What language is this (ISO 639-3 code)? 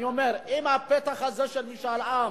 heb